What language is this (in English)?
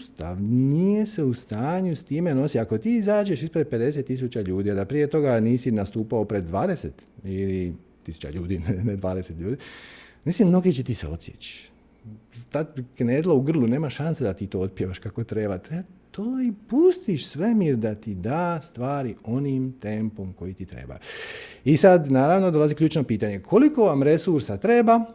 Croatian